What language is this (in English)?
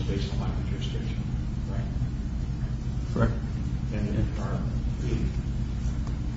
English